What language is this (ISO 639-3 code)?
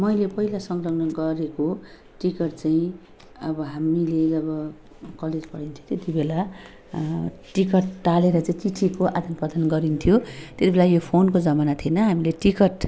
nep